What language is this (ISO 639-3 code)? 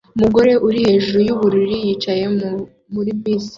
kin